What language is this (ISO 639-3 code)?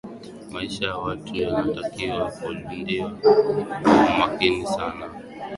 swa